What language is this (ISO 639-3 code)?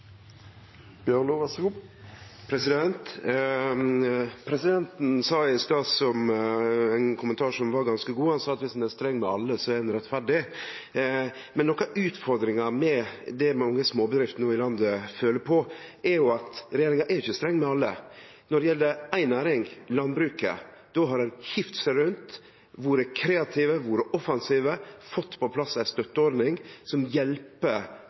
nor